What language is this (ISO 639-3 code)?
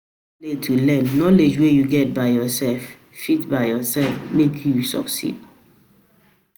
pcm